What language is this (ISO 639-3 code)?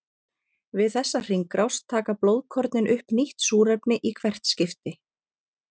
isl